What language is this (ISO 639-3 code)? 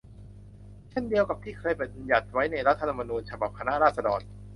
tha